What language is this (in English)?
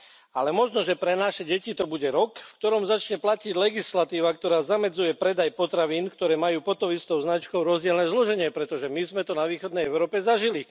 Slovak